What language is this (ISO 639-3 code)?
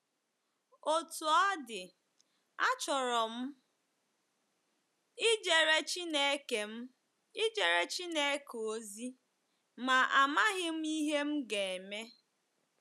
ibo